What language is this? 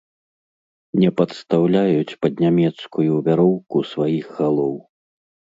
Belarusian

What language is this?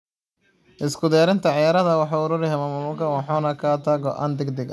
Somali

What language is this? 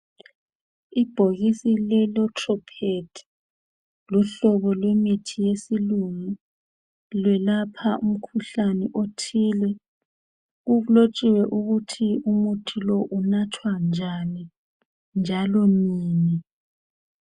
North Ndebele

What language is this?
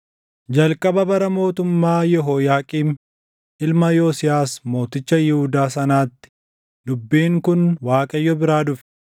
Oromo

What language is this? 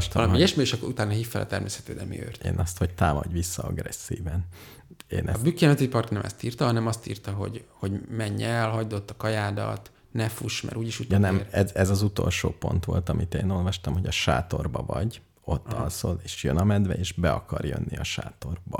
Hungarian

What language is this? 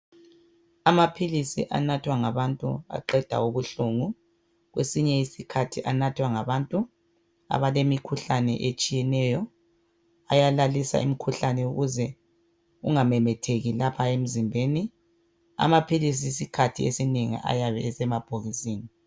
North Ndebele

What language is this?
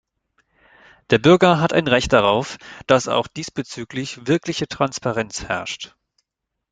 German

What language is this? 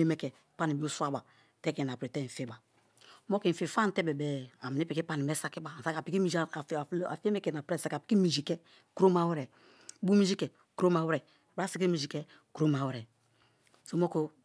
Kalabari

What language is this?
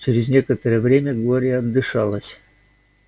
Russian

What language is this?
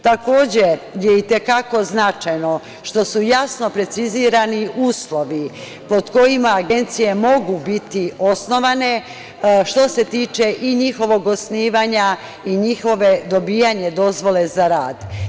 Serbian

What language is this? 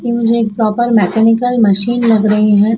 Hindi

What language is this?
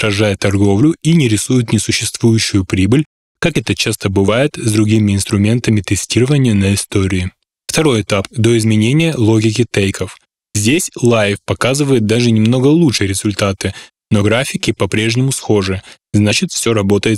Russian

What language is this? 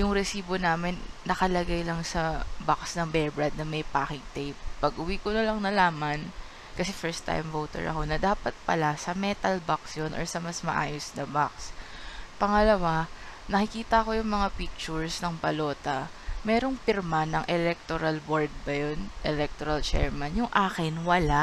Filipino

